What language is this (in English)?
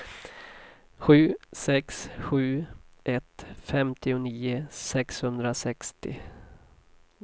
Swedish